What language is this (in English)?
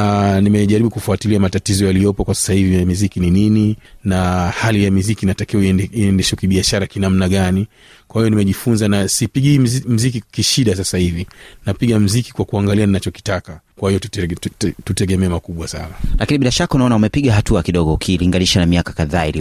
Swahili